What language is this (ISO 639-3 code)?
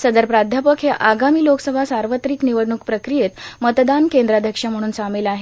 mar